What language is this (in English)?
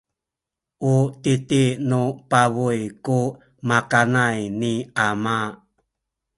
Sakizaya